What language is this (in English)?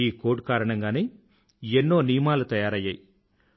Telugu